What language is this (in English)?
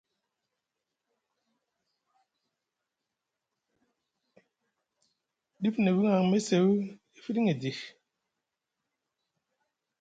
Musgu